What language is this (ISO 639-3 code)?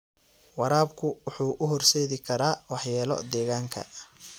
som